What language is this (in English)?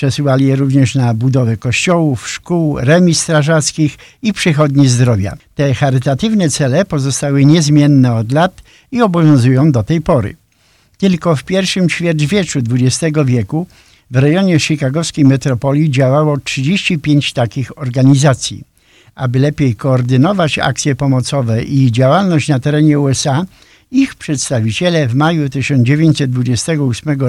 Polish